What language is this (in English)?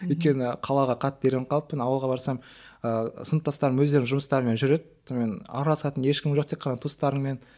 Kazakh